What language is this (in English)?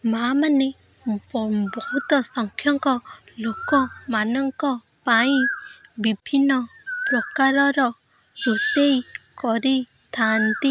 Odia